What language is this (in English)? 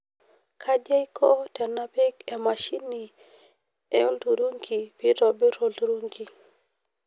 Masai